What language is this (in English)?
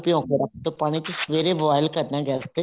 Punjabi